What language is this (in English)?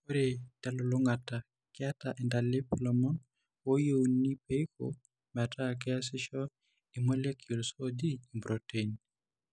Masai